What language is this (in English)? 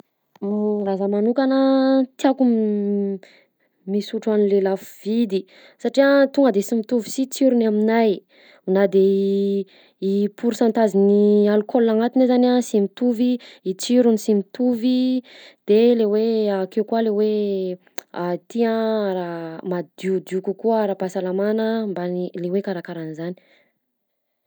Southern Betsimisaraka Malagasy